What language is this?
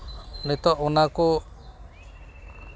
Santali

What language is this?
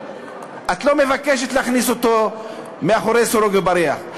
Hebrew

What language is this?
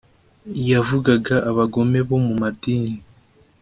Kinyarwanda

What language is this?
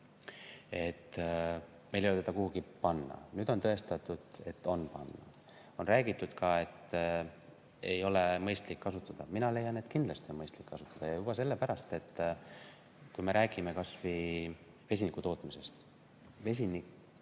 Estonian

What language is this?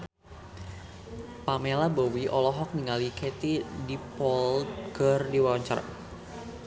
Sundanese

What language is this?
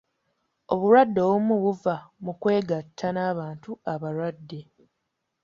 Ganda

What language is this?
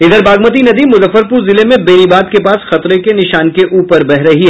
Hindi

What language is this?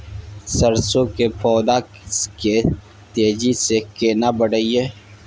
Maithili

